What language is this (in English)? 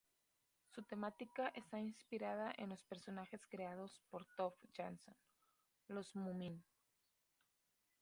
Spanish